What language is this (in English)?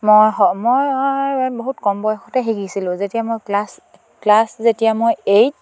Assamese